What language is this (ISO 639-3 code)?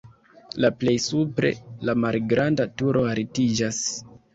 epo